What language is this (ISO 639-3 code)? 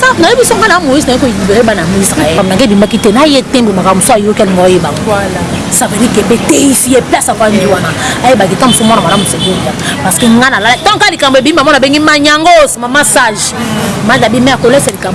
fra